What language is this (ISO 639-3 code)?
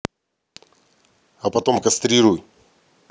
rus